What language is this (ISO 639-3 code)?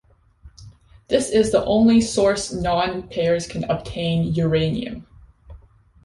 eng